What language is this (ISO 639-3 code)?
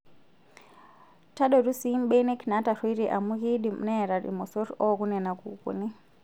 mas